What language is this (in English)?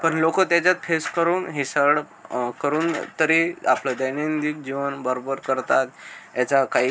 Marathi